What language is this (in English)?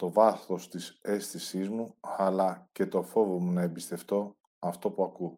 Greek